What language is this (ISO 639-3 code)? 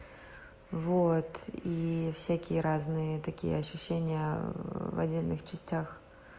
rus